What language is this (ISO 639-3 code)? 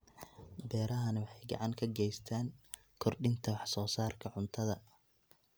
som